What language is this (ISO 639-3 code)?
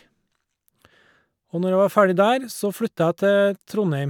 nor